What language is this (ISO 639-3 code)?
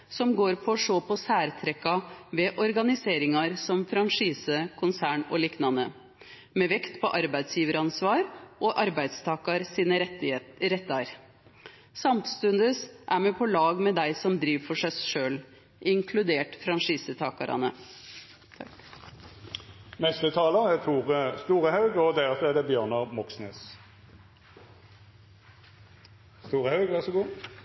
nno